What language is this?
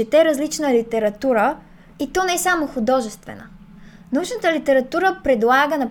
Bulgarian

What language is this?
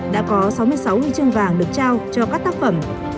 Vietnamese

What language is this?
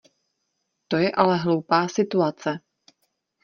Czech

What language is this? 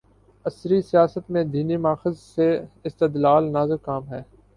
Urdu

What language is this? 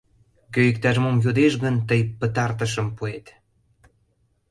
Mari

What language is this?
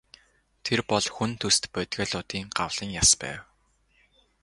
Mongolian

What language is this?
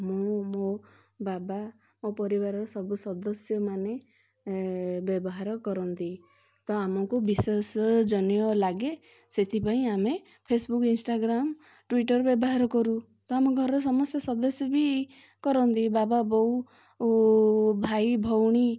Odia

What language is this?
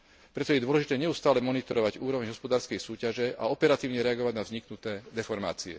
Slovak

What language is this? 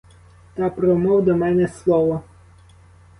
Ukrainian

